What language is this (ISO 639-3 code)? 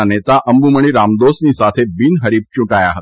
guj